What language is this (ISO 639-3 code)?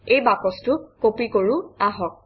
asm